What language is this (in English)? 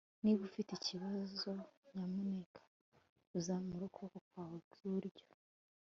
Kinyarwanda